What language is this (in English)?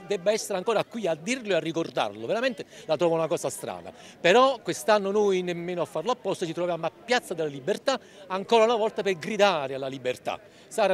Italian